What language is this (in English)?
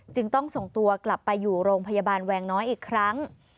Thai